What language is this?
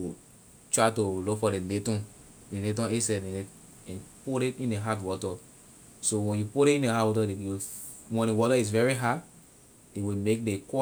Liberian English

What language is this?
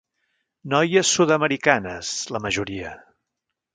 Catalan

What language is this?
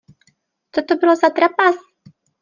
Czech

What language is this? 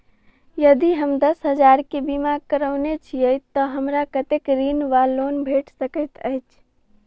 Maithili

